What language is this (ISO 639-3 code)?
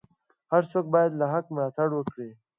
pus